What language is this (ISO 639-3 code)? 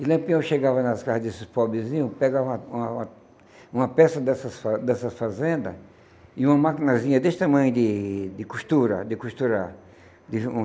por